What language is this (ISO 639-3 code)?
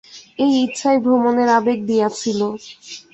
ben